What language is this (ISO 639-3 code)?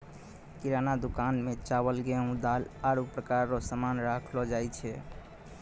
mai